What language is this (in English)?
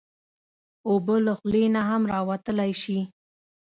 Pashto